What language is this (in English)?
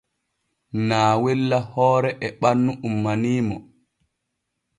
Borgu Fulfulde